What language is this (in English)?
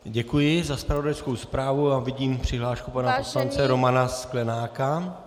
Czech